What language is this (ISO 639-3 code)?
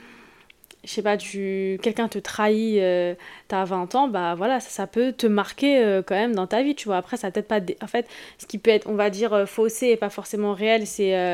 fra